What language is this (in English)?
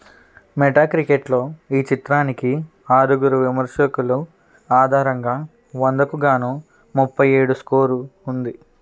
Telugu